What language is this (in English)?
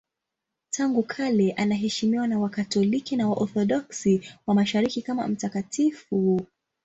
Swahili